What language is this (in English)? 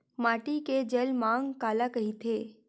Chhattisgarhi